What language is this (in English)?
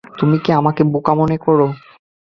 Bangla